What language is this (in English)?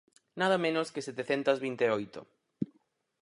Galician